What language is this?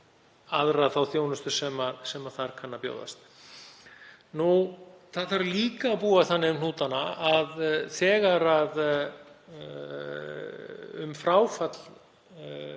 Icelandic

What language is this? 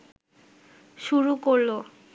Bangla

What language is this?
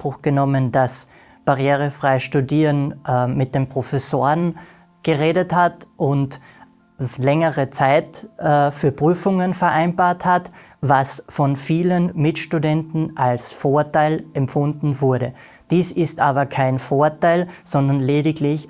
German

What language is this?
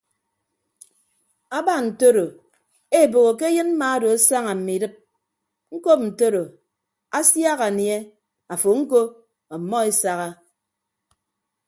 Ibibio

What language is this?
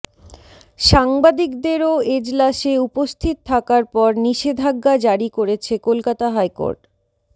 Bangla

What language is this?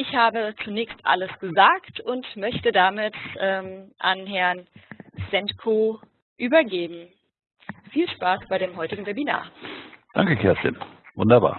German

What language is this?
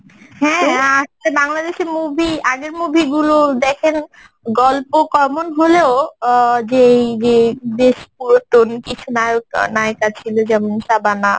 Bangla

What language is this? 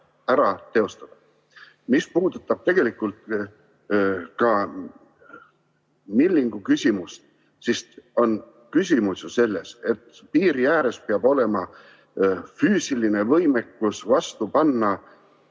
Estonian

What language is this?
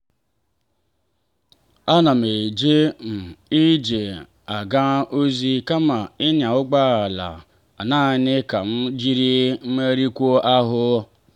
Igbo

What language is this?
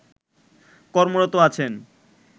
Bangla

